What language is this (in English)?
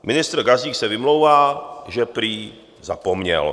Czech